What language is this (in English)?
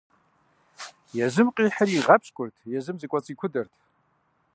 Kabardian